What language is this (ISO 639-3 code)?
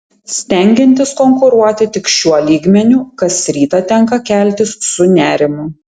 lit